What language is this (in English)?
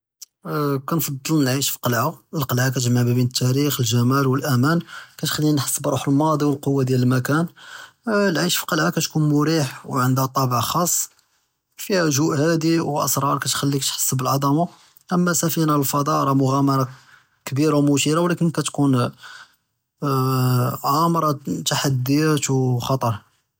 Judeo-Arabic